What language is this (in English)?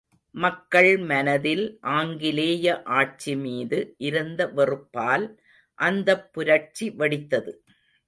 Tamil